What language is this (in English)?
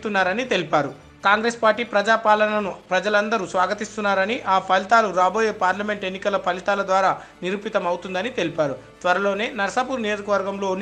Telugu